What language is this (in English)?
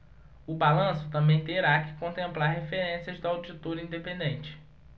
Portuguese